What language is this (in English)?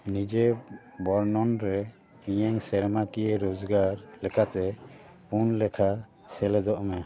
Santali